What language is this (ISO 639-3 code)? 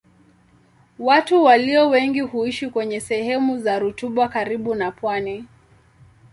swa